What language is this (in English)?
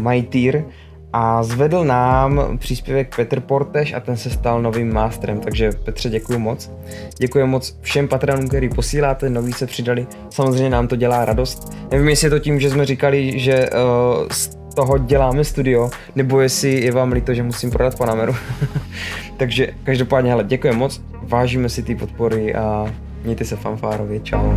Czech